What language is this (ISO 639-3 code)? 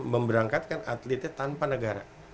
ind